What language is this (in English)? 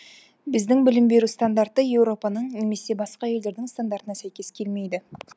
Kazakh